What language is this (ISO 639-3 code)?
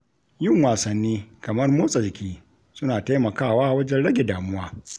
hau